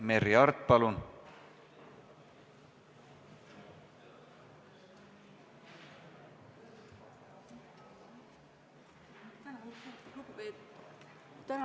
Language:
Estonian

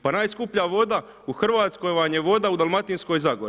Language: Croatian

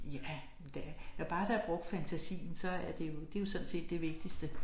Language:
Danish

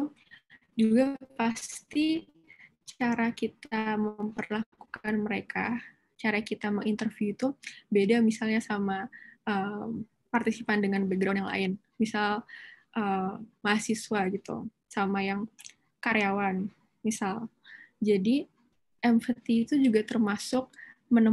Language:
Indonesian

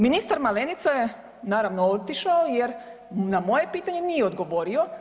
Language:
Croatian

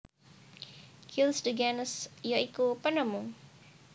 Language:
Javanese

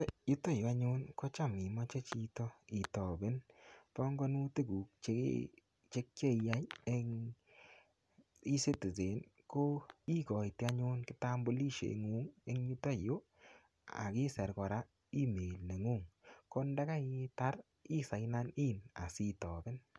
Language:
Kalenjin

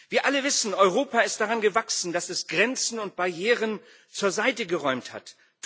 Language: German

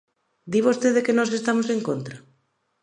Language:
Galician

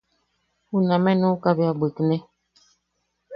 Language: Yaqui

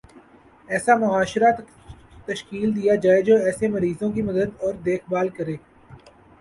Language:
Urdu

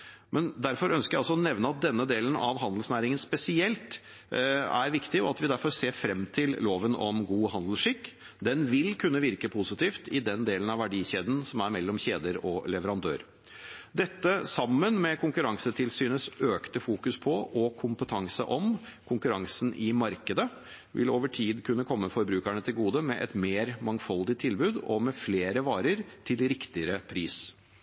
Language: Norwegian Bokmål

